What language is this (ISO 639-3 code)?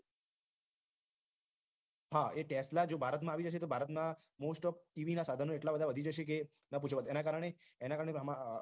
guj